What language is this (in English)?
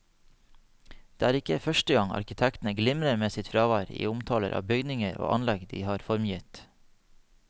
Norwegian